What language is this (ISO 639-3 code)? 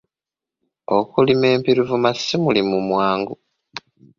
lug